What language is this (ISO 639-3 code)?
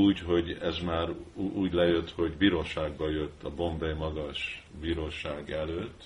hun